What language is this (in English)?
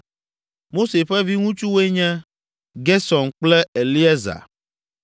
Ewe